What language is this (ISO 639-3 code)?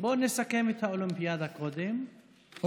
heb